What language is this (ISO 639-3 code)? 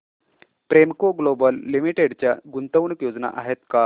mar